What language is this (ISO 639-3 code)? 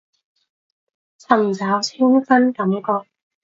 yue